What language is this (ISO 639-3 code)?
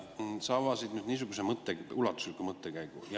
est